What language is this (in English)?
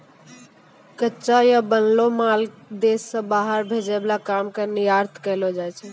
Maithili